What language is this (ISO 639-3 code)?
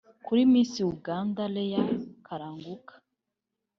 kin